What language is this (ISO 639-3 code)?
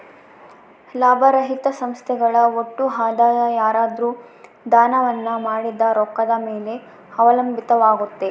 kan